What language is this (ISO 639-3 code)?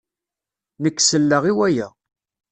kab